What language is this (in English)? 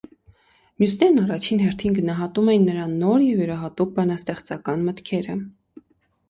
Armenian